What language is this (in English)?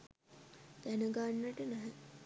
Sinhala